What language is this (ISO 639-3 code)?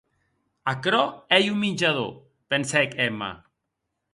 oci